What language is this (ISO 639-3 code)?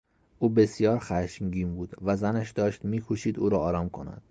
fas